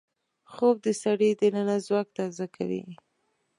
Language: Pashto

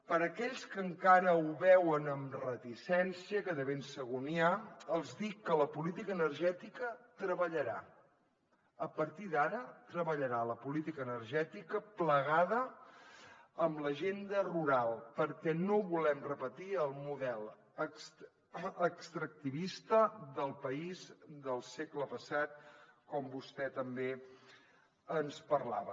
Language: Catalan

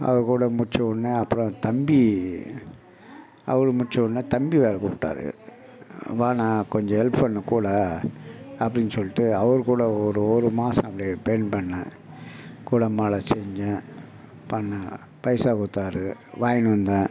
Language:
Tamil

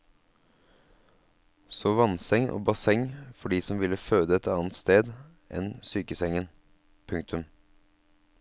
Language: Norwegian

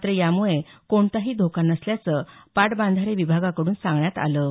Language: Marathi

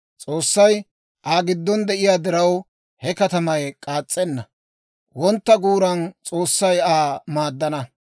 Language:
Dawro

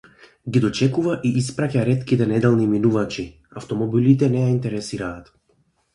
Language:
Macedonian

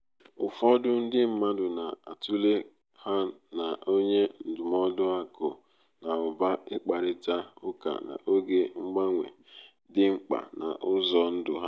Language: Igbo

